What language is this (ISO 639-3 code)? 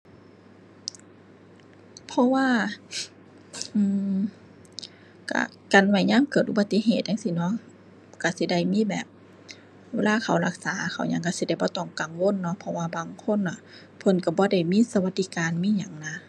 tha